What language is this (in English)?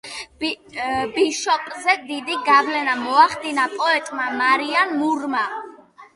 Georgian